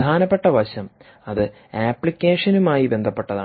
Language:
Malayalam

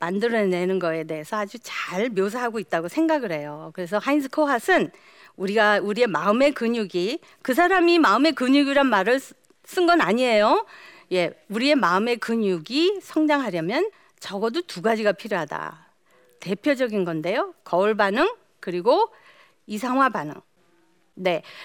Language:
Korean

